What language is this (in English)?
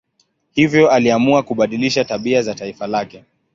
Swahili